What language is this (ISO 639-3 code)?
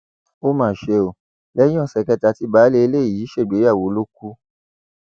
yor